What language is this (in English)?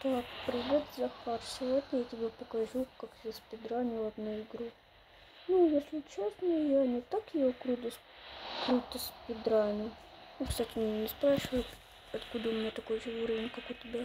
Russian